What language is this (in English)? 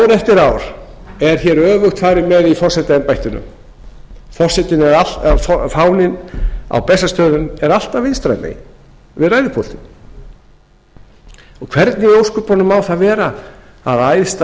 Icelandic